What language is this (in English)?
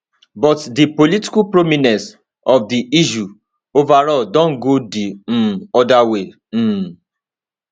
Nigerian Pidgin